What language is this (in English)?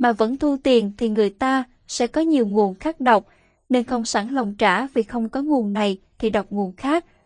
Vietnamese